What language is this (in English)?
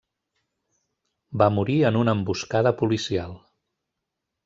Catalan